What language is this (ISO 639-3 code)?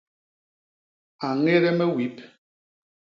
bas